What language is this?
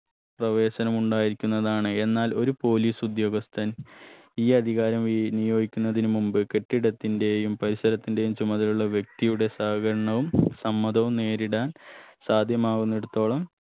Malayalam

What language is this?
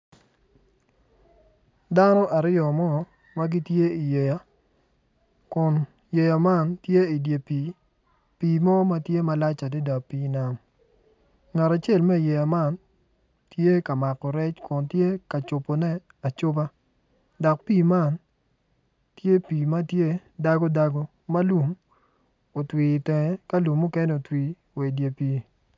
Acoli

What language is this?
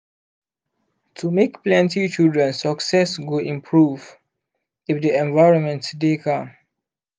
Nigerian Pidgin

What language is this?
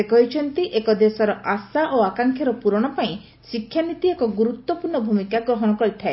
Odia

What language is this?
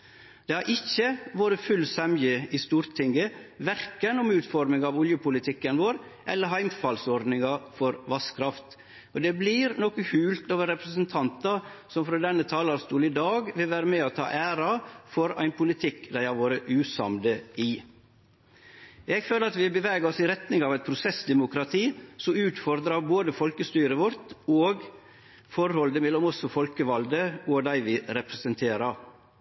Norwegian Nynorsk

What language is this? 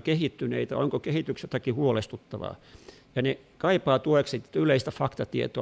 Finnish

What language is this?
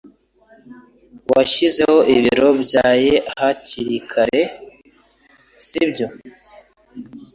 Kinyarwanda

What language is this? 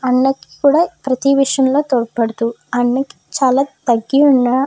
Telugu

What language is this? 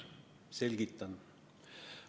Estonian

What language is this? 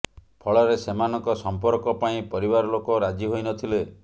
Odia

